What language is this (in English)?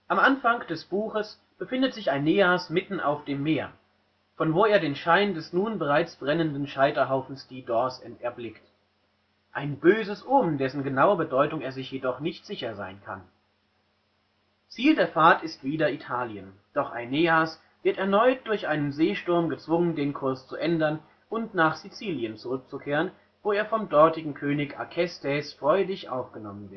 German